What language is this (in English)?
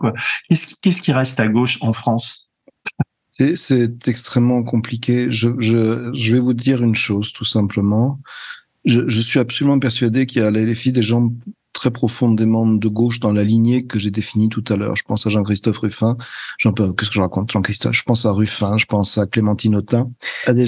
French